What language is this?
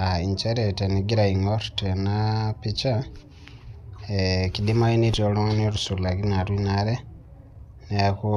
Masai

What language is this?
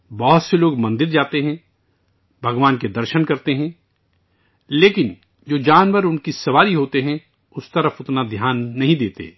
Urdu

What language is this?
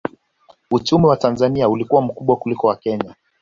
Swahili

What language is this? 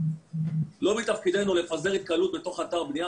Hebrew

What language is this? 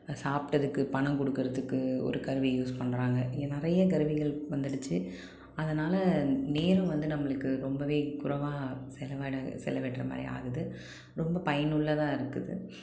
Tamil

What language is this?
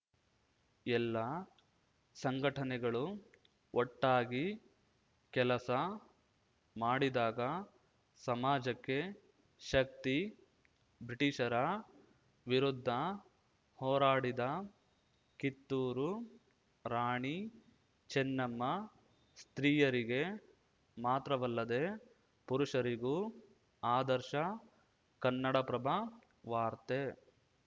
Kannada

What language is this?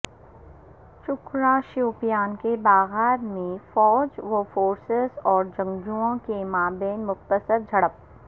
Urdu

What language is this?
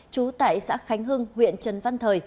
Vietnamese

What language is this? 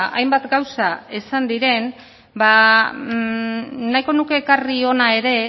Basque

